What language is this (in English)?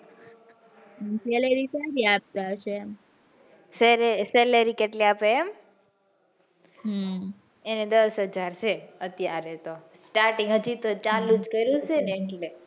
Gujarati